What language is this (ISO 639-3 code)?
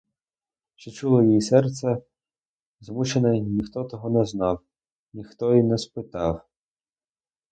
ukr